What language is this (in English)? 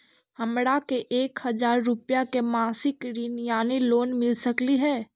Magahi